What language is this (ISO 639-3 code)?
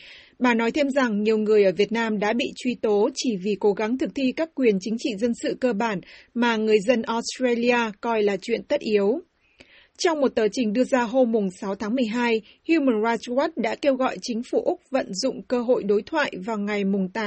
vie